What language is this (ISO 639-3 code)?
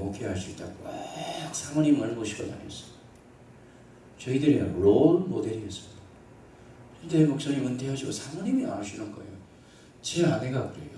kor